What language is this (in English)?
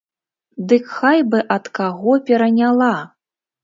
Belarusian